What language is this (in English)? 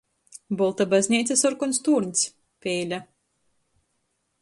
Latgalian